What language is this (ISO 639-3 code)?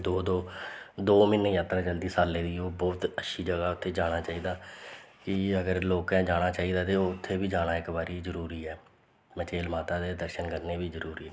doi